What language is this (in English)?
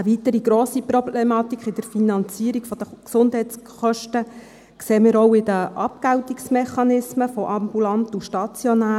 Swiss German